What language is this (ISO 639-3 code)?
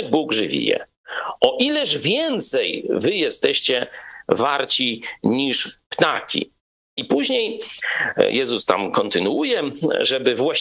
pol